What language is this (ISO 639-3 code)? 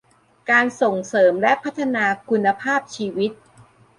tha